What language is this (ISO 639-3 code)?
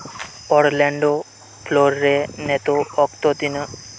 sat